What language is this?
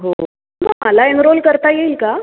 Marathi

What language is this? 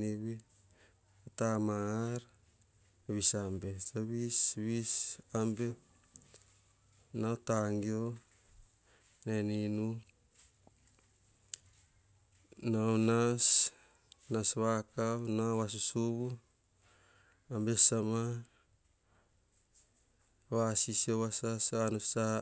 Hahon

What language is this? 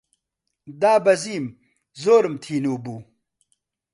Central Kurdish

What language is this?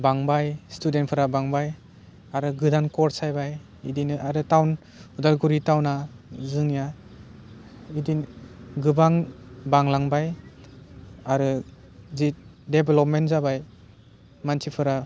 Bodo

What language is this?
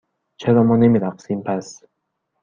Persian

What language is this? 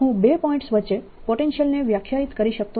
Gujarati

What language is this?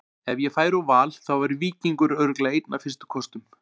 Icelandic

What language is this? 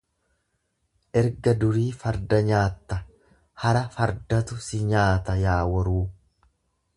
Oromo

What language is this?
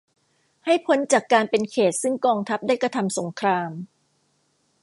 Thai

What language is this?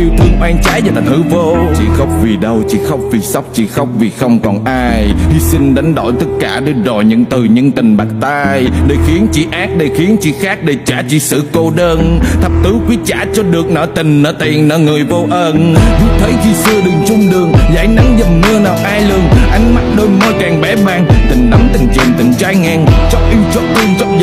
Vietnamese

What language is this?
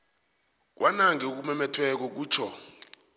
South Ndebele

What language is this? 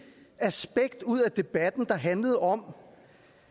Danish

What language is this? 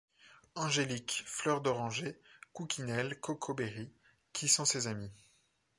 French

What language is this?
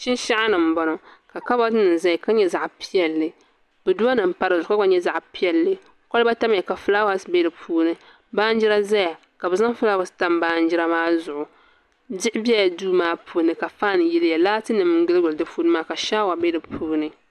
Dagbani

